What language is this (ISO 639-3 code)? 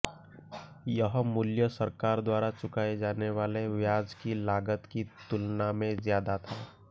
hin